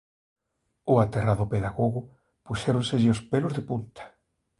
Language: Galician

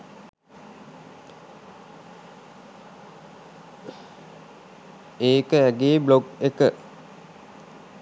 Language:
Sinhala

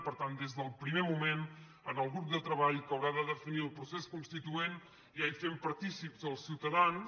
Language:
Catalan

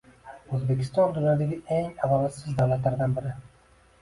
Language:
Uzbek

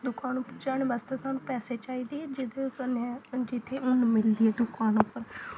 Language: Dogri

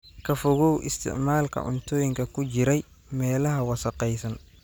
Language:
Somali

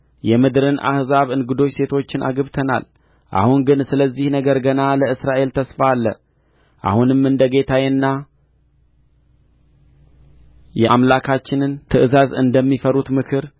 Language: Amharic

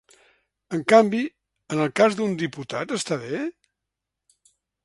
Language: Catalan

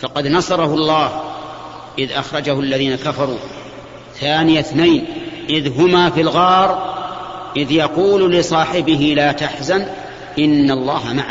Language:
Arabic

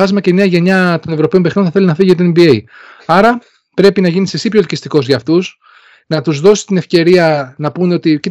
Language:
Greek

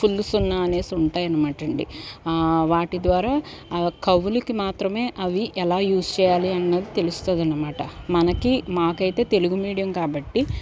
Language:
Telugu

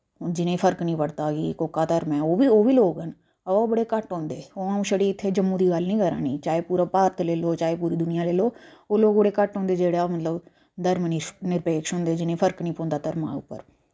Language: Dogri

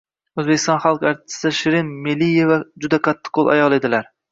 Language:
Uzbek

